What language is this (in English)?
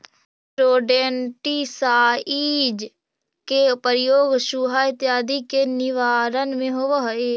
Magahi